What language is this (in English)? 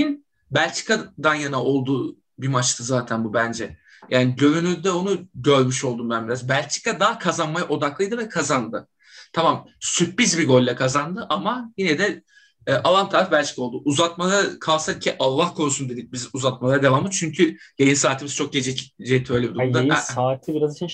Turkish